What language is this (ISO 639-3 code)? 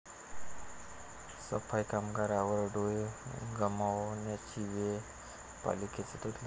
mar